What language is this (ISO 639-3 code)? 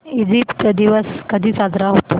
mar